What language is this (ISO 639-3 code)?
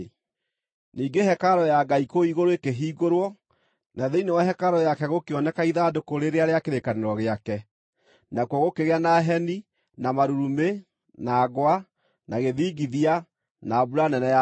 kik